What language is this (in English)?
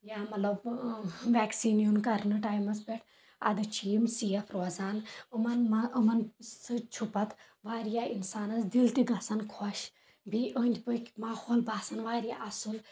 Kashmiri